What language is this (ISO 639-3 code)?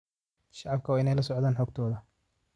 som